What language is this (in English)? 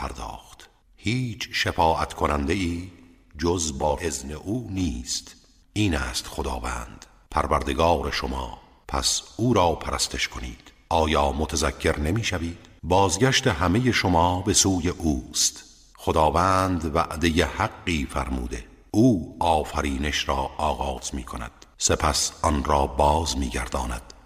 Persian